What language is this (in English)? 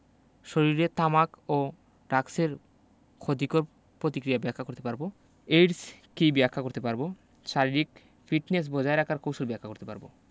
Bangla